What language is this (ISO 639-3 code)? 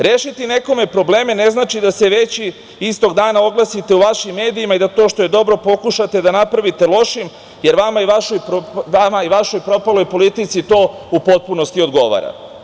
srp